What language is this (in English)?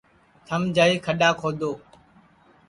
Sansi